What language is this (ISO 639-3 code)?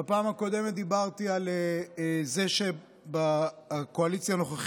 heb